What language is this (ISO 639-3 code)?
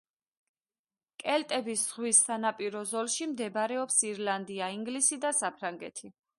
kat